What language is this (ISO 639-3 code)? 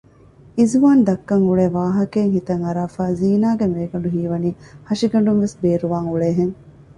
div